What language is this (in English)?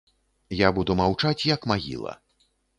Belarusian